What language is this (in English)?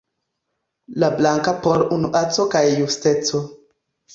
Esperanto